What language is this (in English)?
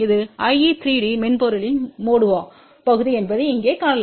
Tamil